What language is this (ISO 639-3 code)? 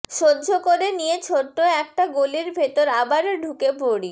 ben